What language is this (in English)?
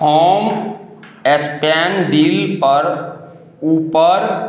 Maithili